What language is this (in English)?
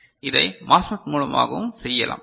Tamil